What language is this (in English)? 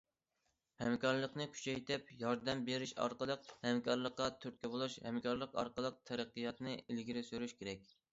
Uyghur